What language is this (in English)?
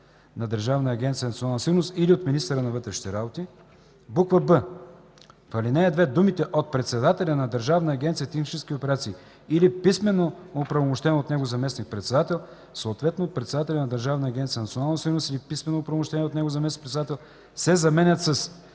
Bulgarian